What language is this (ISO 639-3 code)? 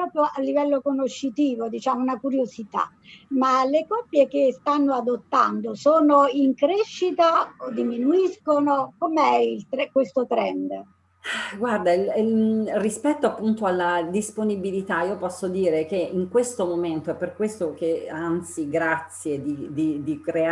ita